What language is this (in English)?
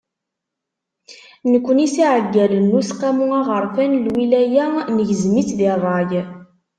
Kabyle